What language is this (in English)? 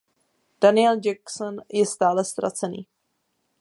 Czech